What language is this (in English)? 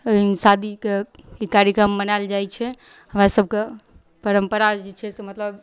Maithili